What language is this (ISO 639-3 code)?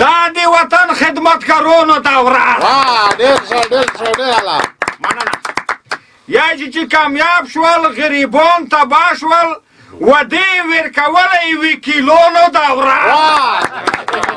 ron